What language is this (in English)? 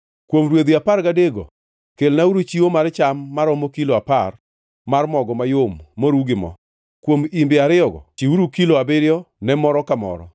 Luo (Kenya and Tanzania)